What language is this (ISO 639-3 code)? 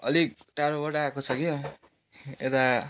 nep